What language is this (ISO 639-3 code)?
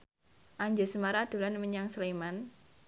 jav